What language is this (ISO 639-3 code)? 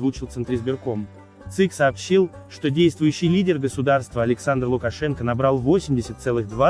rus